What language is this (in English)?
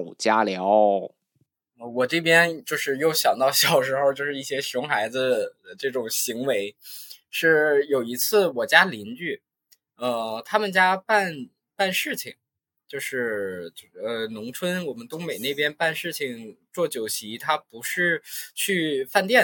Chinese